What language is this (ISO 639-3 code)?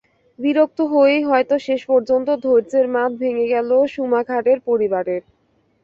ben